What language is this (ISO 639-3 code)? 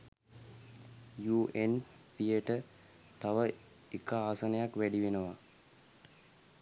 sin